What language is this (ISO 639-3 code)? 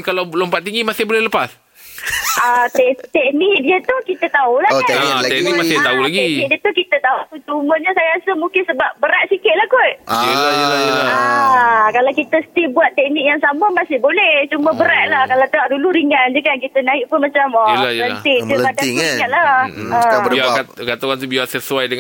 msa